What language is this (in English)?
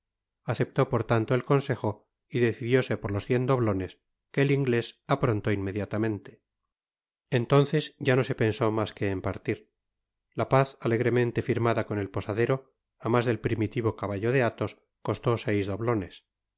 Spanish